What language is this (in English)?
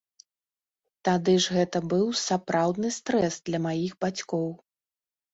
Belarusian